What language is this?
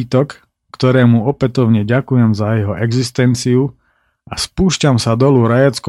Slovak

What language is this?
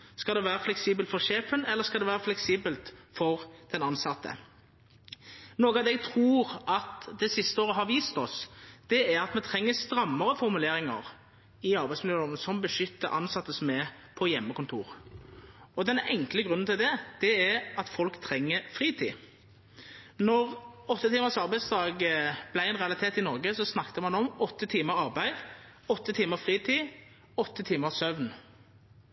Norwegian Nynorsk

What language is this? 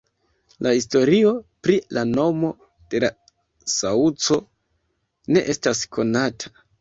Esperanto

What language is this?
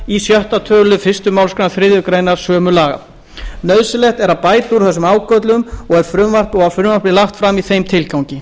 Icelandic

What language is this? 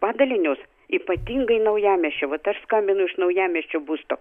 Lithuanian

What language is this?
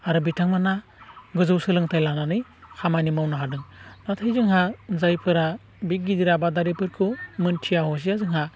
Bodo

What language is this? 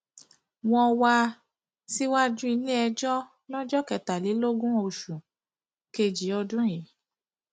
Yoruba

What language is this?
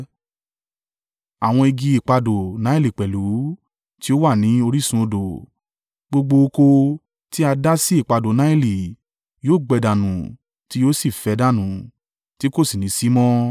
Yoruba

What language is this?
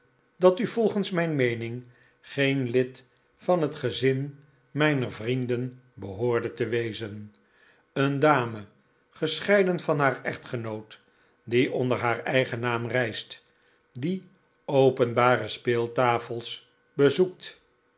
Dutch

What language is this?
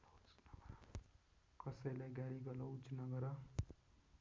Nepali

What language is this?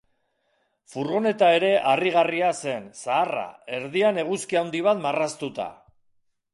Basque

